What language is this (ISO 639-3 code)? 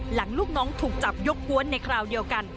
tha